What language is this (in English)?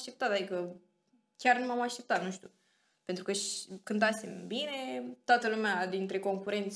Romanian